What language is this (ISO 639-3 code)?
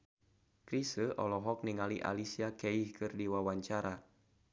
sun